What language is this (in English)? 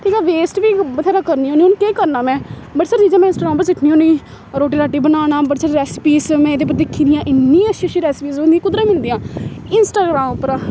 Dogri